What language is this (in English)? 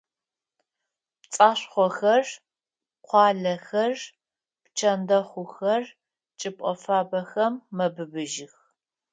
Adyghe